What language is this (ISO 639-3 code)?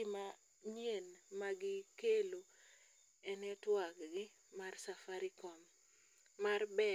luo